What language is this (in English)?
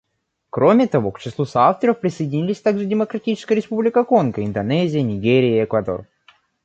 Russian